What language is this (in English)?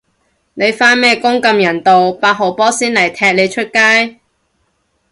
Cantonese